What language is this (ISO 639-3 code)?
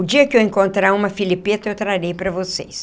por